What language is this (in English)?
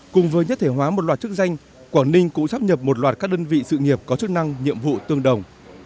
Vietnamese